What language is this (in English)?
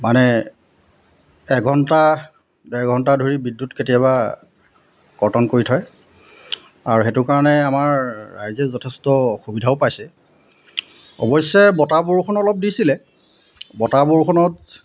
Assamese